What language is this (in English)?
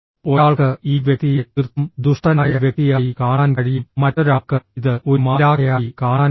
Malayalam